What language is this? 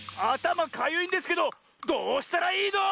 Japanese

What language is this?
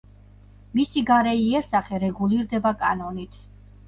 Georgian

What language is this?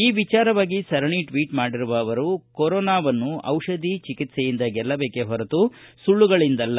Kannada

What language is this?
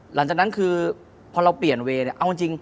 Thai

